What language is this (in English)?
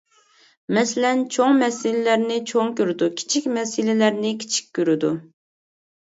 Uyghur